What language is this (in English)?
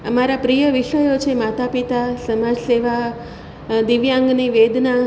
Gujarati